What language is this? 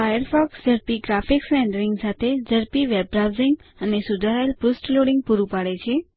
Gujarati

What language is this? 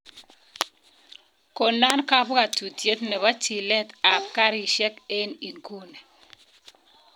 Kalenjin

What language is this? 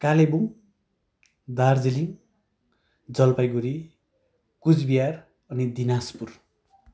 Nepali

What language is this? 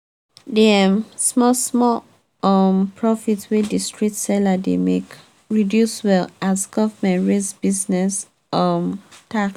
Nigerian Pidgin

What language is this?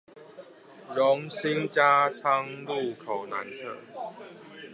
Chinese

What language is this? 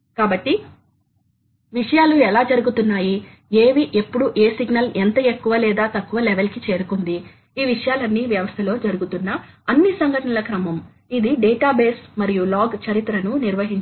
Telugu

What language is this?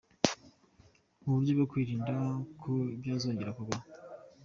Kinyarwanda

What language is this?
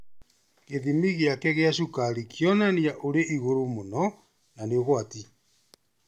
Kikuyu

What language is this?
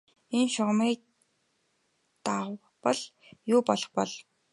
Mongolian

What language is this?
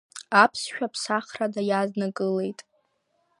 Abkhazian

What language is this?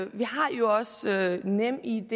Danish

